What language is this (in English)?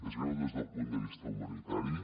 Catalan